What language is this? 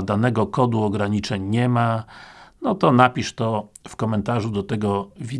Polish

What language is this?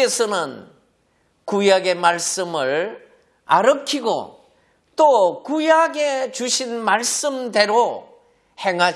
Korean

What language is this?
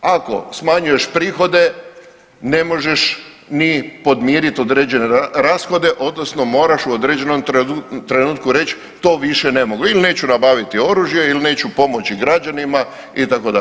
Croatian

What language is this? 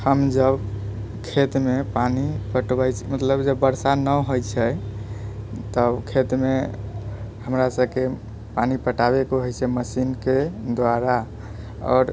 Maithili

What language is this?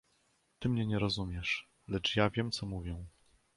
Polish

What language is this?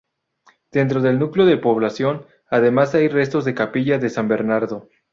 Spanish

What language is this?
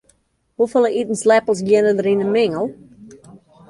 Western Frisian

